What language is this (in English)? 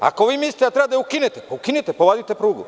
Serbian